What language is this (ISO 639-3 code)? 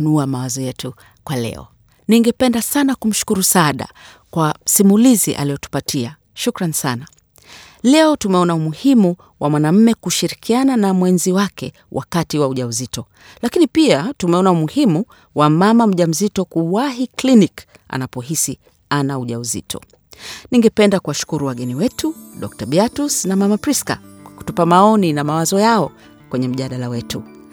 swa